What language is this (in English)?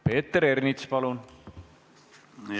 Estonian